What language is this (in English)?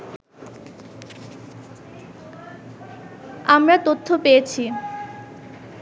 Bangla